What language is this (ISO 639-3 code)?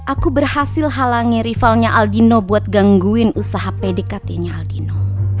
ind